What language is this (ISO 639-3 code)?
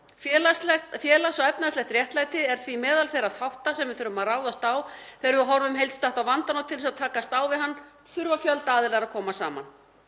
isl